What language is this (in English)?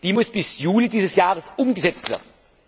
German